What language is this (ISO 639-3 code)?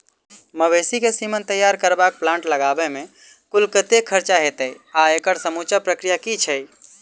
mai